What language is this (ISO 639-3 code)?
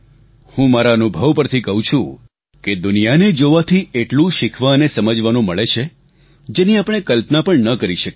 guj